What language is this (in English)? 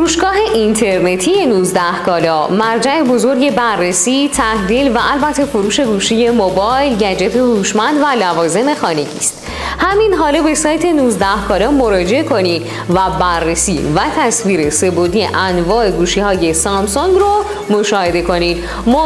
Persian